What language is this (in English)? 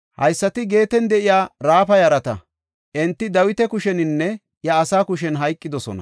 Gofa